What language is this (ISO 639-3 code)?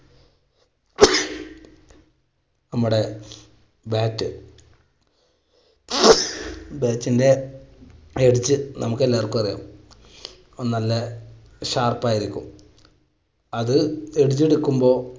mal